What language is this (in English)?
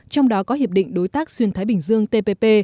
Vietnamese